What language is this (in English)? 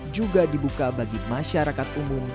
Indonesian